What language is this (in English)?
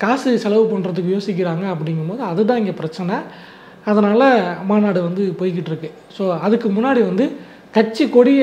Tamil